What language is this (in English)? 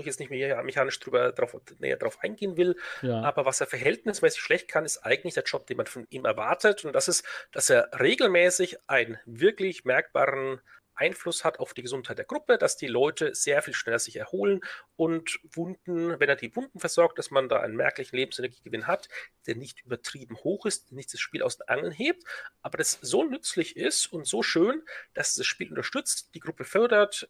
German